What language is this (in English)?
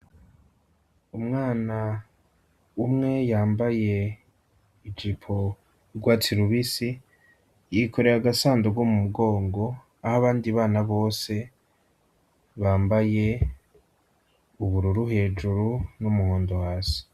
Rundi